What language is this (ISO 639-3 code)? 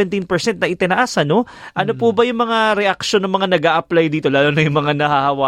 fil